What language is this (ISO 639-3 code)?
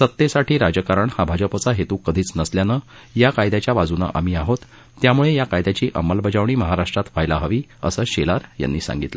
mar